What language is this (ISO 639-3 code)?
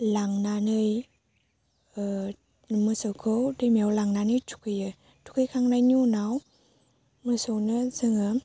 brx